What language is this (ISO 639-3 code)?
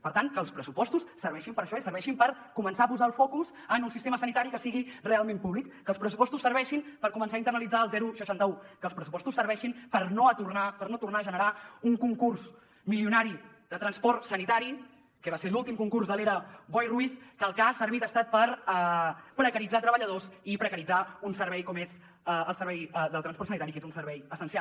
cat